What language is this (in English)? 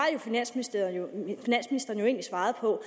Danish